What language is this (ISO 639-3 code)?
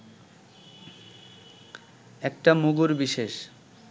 ben